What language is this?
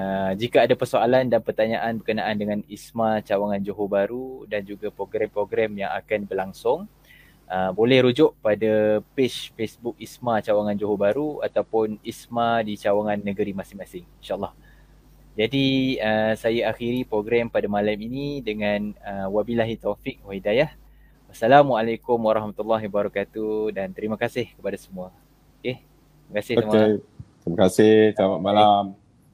Malay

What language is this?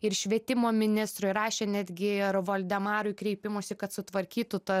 Lithuanian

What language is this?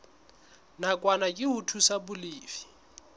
Southern Sotho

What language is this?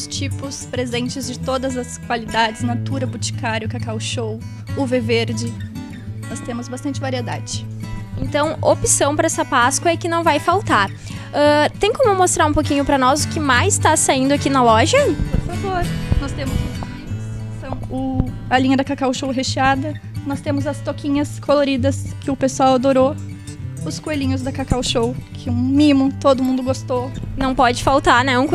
Portuguese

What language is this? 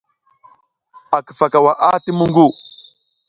South Giziga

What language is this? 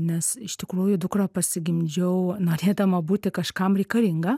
Lithuanian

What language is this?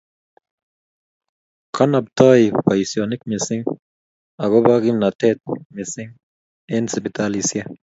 Kalenjin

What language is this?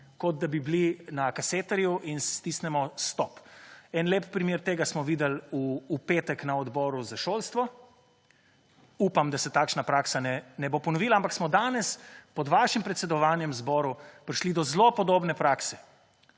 Slovenian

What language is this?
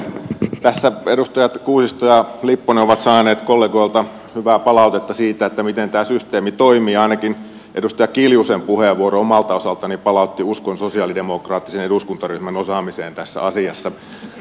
Finnish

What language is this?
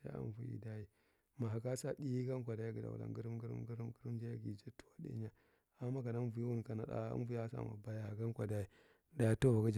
Marghi Central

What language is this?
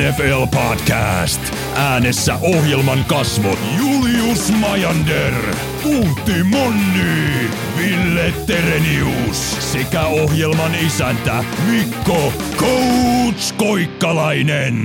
Finnish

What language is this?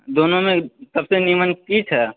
Maithili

